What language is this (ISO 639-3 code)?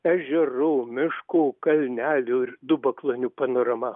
lit